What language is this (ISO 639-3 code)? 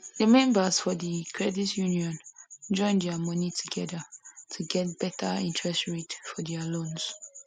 pcm